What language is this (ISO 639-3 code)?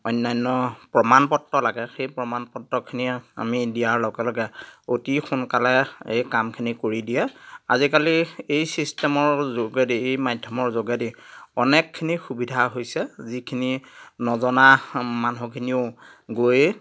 asm